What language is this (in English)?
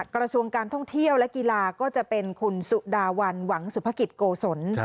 Thai